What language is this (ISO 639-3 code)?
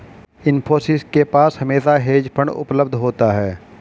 hin